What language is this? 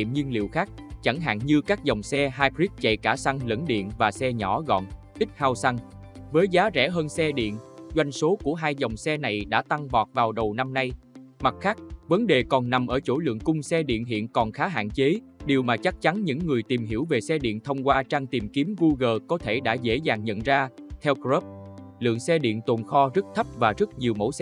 Vietnamese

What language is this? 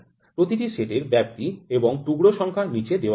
Bangla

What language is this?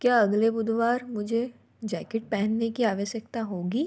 Hindi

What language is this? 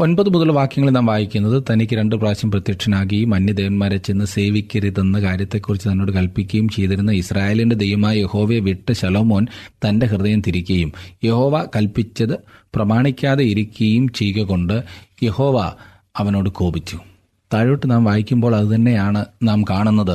Malayalam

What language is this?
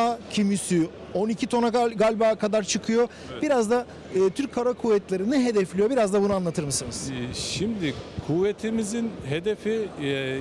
Turkish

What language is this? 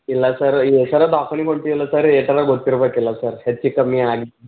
Kannada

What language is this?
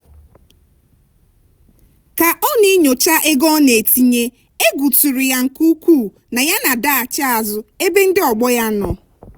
Igbo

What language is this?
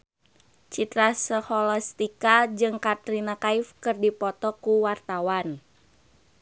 Sundanese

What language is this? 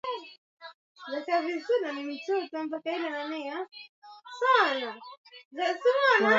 Swahili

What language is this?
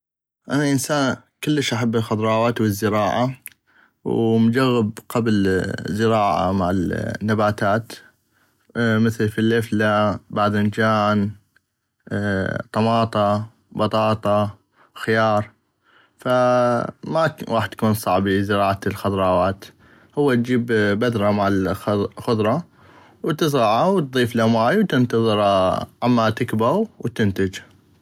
North Mesopotamian Arabic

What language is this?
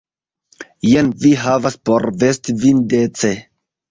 Esperanto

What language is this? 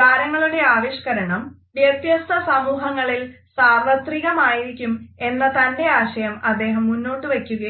Malayalam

